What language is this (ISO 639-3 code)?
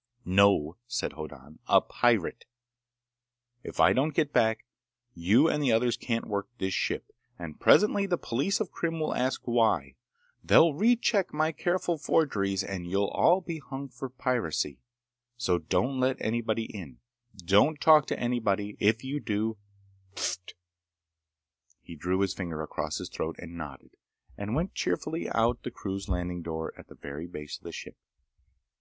eng